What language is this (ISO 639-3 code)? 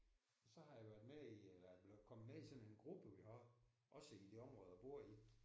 dan